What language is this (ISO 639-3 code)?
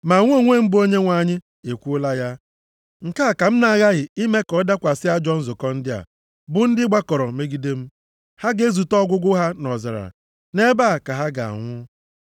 ibo